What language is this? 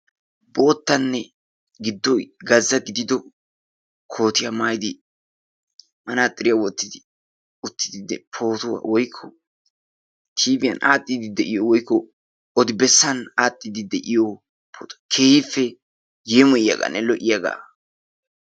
Wolaytta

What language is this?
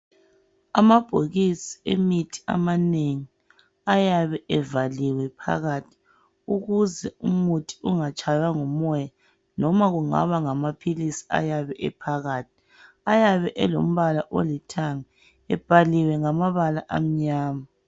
North Ndebele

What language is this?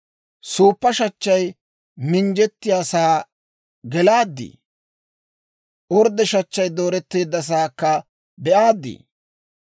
Dawro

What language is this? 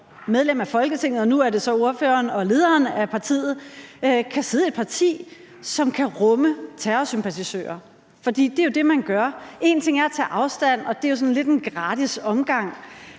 Danish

